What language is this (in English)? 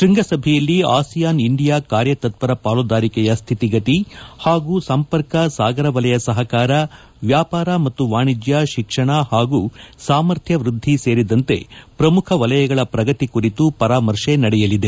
Kannada